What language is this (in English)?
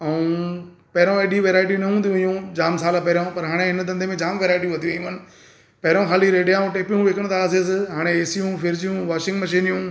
Sindhi